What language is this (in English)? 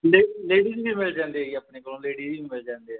Punjabi